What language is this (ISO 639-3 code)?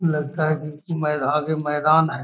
mag